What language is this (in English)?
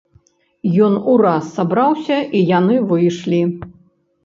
Belarusian